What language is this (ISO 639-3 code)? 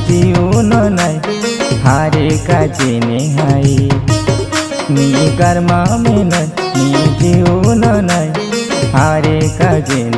tur